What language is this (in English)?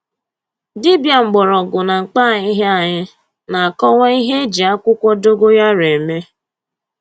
Igbo